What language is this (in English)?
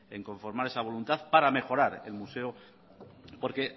Spanish